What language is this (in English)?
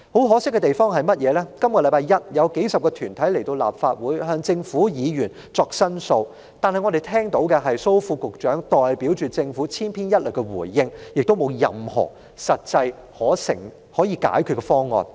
Cantonese